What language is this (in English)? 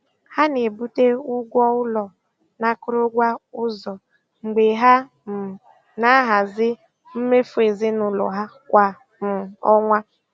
Igbo